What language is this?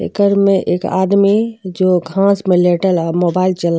Bhojpuri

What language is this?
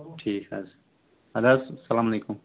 Kashmiri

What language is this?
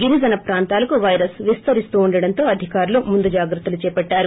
Telugu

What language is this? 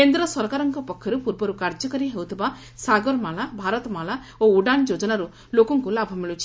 Odia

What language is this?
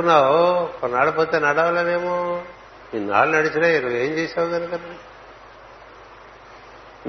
Telugu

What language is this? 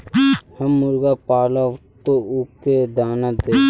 Magahi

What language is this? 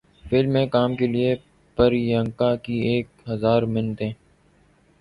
Urdu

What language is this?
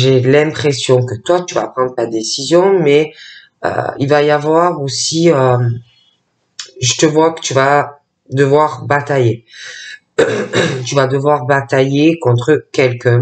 French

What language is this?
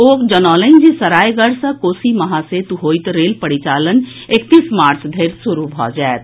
Maithili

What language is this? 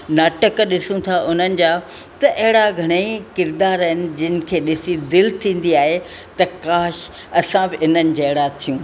Sindhi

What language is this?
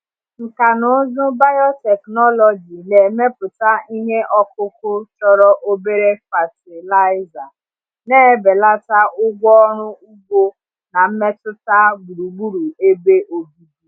Igbo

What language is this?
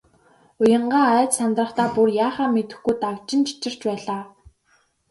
Mongolian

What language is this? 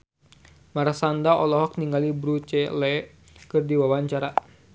Sundanese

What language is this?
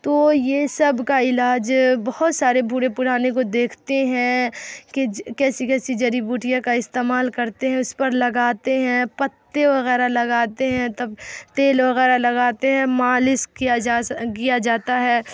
Urdu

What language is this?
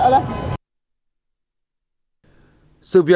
Vietnamese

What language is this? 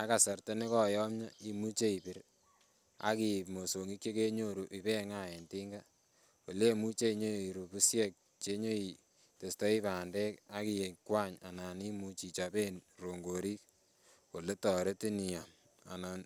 Kalenjin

